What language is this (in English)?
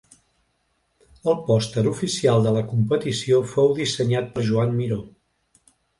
Catalan